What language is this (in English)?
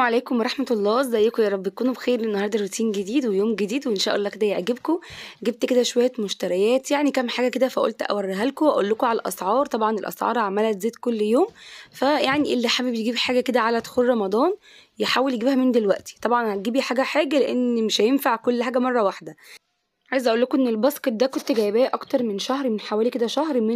Arabic